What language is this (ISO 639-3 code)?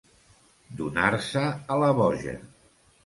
cat